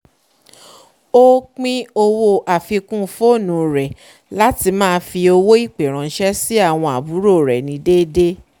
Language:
Yoruba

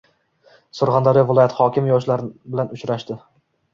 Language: Uzbek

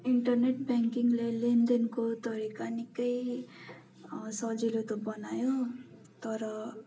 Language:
Nepali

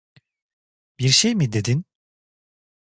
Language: Turkish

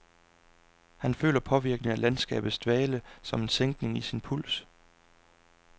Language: Danish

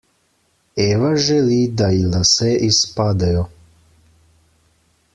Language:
Slovenian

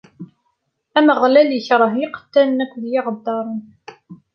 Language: Kabyle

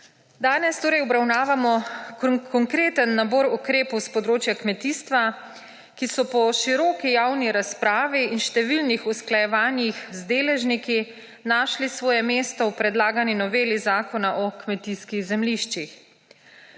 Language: Slovenian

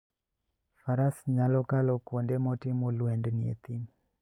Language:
Luo (Kenya and Tanzania)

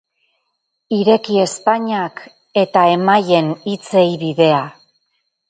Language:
Basque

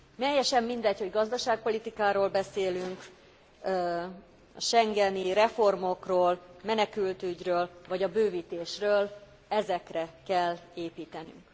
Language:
Hungarian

